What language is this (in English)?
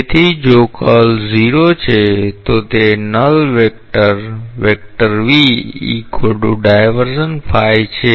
Gujarati